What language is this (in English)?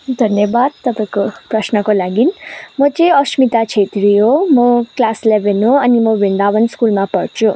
Nepali